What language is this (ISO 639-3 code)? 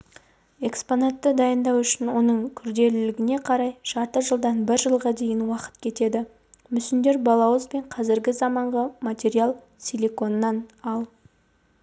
kaz